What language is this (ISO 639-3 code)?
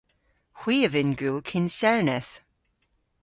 cor